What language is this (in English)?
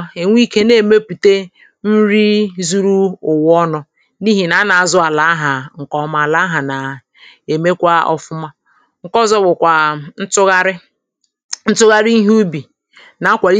Igbo